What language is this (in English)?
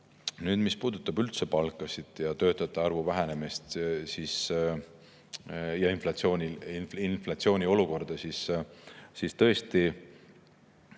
Estonian